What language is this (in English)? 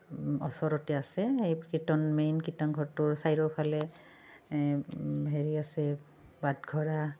Assamese